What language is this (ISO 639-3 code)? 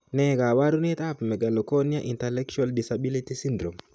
kln